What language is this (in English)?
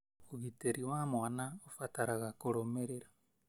Kikuyu